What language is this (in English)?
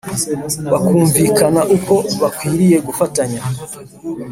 Kinyarwanda